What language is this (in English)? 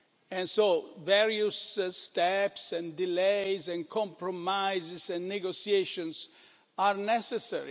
English